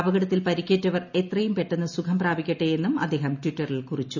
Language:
Malayalam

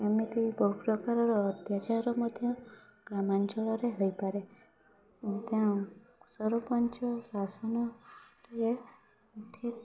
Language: Odia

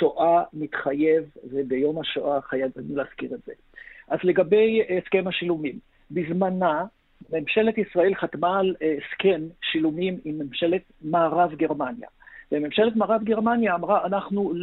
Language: Hebrew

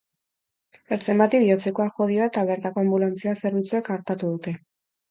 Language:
Basque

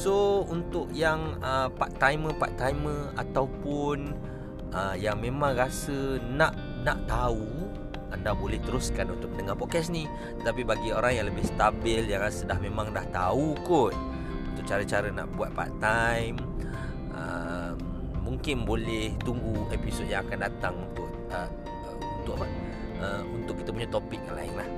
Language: Malay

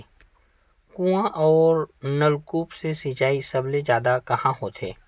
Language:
Chhattisgarhi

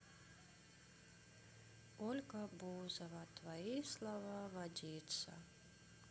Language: Russian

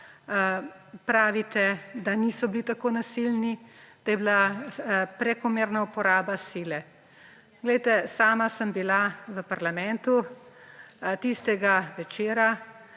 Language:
Slovenian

